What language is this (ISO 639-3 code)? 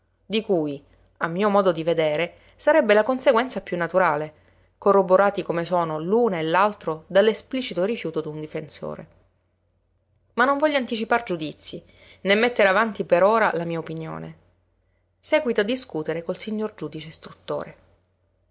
ita